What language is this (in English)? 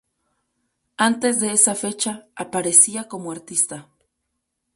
Spanish